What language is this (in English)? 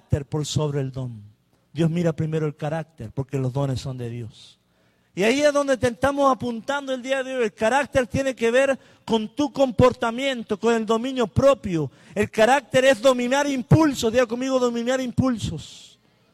Spanish